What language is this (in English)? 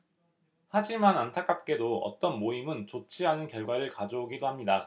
Korean